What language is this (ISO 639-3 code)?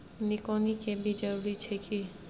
mai